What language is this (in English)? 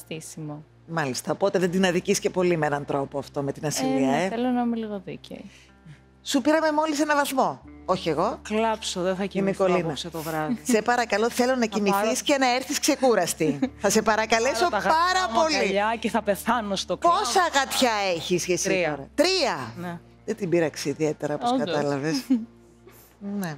Greek